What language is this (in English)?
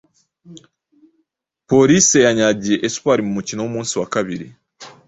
Kinyarwanda